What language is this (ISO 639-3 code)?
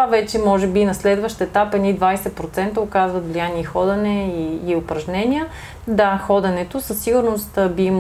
bul